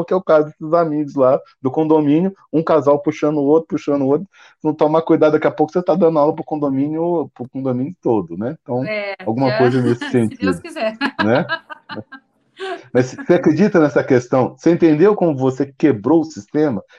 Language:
Portuguese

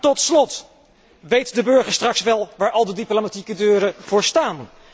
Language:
Dutch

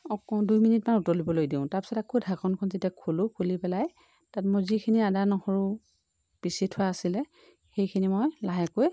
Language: Assamese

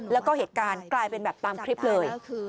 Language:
Thai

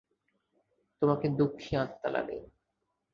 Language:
Bangla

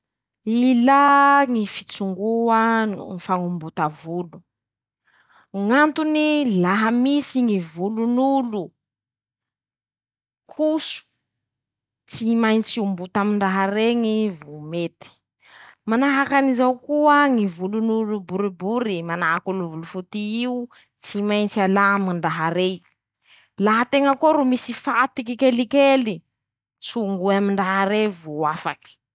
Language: Masikoro Malagasy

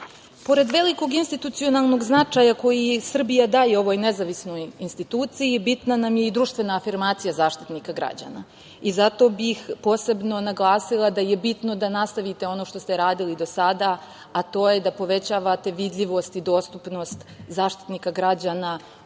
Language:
Serbian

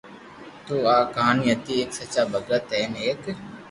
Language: Loarki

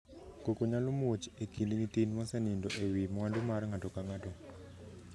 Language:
Luo (Kenya and Tanzania)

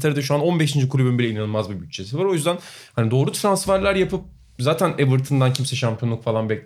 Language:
Turkish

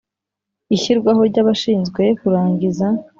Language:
Kinyarwanda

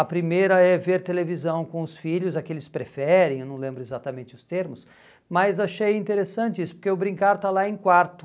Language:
Portuguese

